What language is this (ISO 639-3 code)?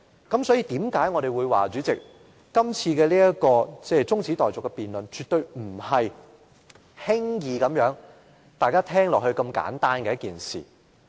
yue